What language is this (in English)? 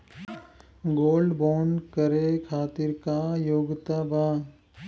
Bhojpuri